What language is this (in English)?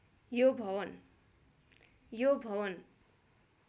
Nepali